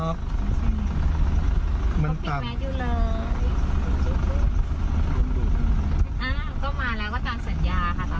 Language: Thai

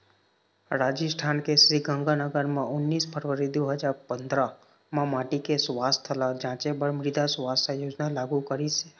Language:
Chhattisgarhi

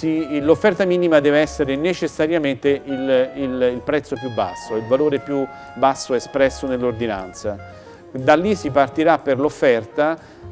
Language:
Italian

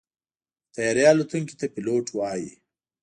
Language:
Pashto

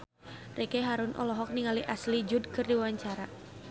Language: Sundanese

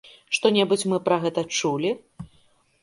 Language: Belarusian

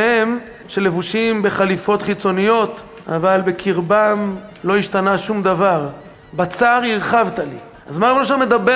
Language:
Hebrew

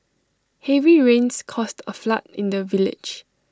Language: English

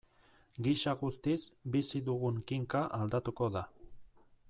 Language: Basque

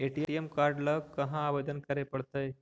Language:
Magahi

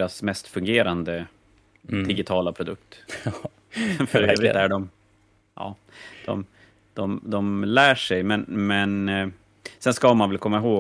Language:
Swedish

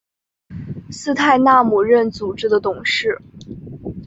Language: Chinese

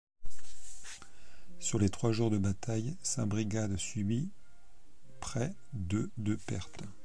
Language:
French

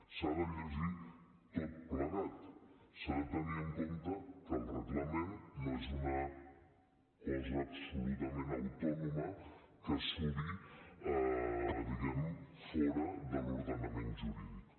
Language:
Catalan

